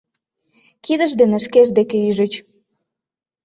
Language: Mari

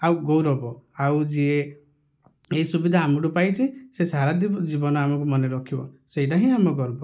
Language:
Odia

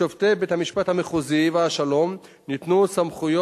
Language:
Hebrew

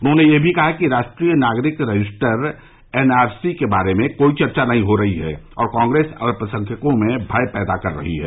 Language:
Hindi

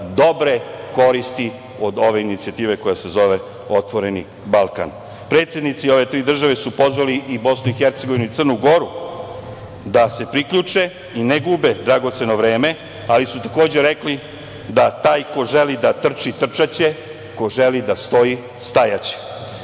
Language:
Serbian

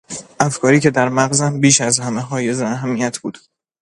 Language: Persian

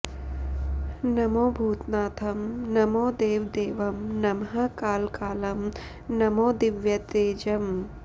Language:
Sanskrit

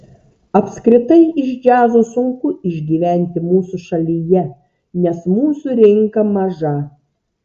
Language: Lithuanian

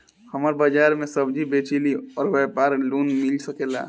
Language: Bhojpuri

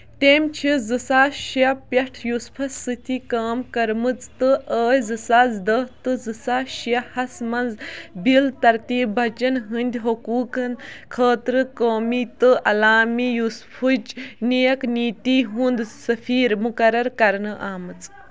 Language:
Kashmiri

